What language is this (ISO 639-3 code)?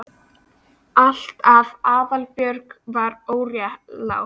isl